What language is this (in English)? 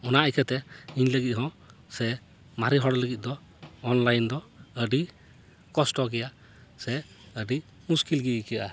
Santali